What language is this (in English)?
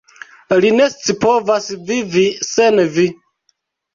Esperanto